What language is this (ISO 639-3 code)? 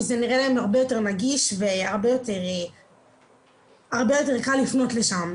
heb